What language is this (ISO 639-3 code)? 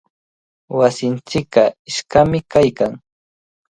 qvl